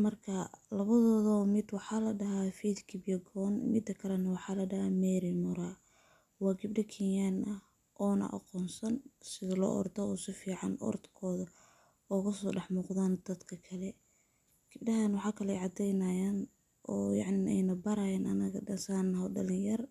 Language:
Somali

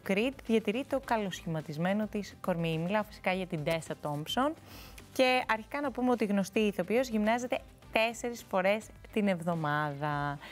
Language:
Greek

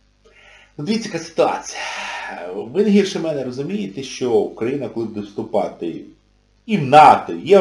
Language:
Ukrainian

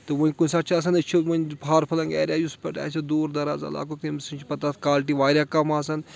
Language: Kashmiri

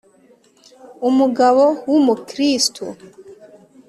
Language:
Kinyarwanda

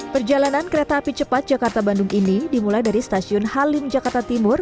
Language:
Indonesian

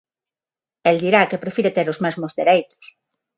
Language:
Galician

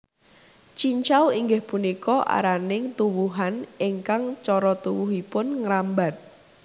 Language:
Javanese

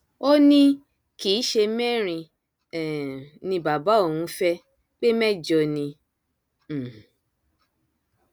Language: Yoruba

